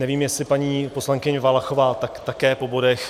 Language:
Czech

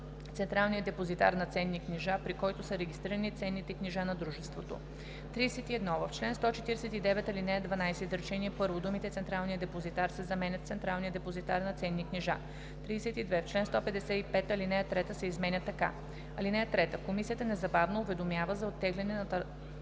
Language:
Bulgarian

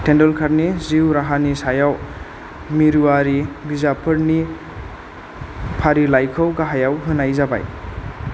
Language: Bodo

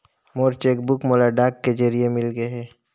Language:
Chhattisgarhi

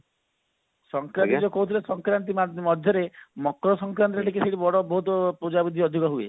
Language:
Odia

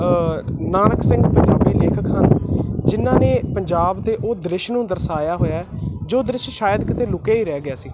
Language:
Punjabi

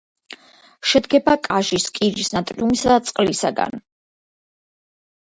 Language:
Georgian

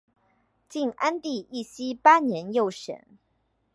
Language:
Chinese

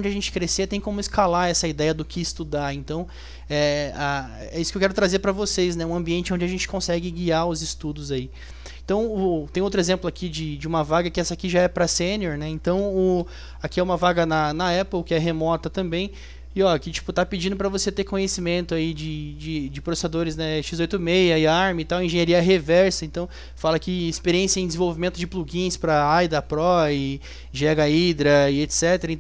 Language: Portuguese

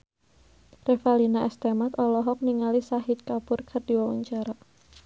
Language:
Sundanese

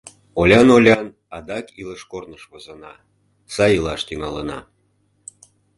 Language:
Mari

